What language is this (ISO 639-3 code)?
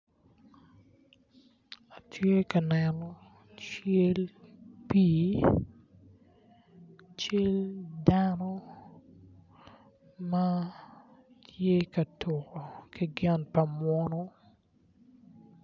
ach